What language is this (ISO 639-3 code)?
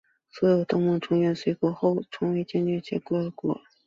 zho